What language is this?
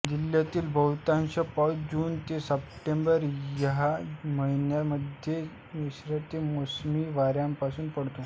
Marathi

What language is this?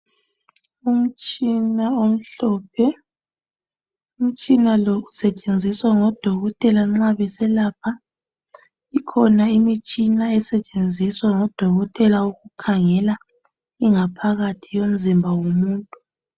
North Ndebele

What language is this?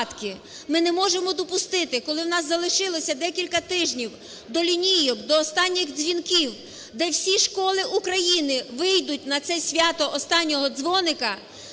Ukrainian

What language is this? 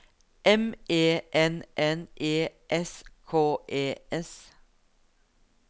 Norwegian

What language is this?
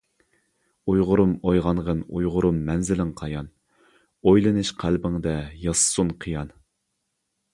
Uyghur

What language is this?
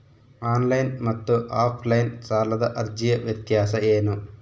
Kannada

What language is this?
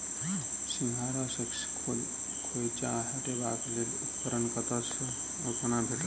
Maithili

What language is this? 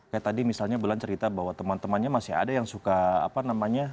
Indonesian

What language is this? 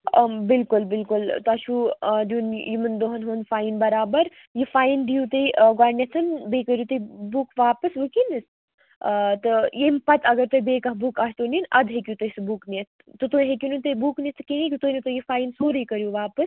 Kashmiri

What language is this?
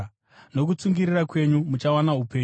Shona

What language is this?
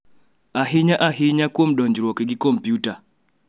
Luo (Kenya and Tanzania)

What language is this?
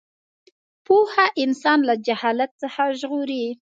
Pashto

